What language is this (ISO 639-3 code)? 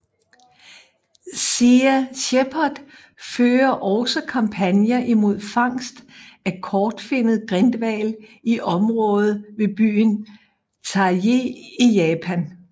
dan